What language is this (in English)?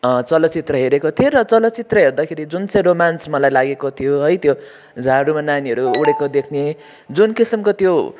Nepali